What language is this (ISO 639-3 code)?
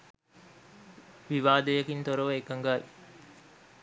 sin